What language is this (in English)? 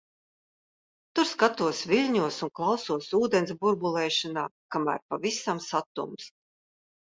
Latvian